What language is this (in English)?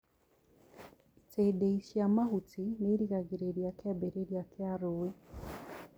Kikuyu